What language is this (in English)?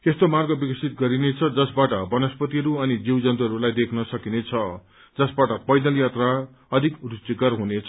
Nepali